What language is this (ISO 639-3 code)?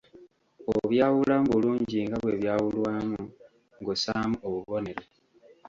lug